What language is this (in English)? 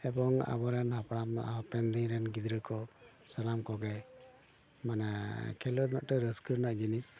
Santali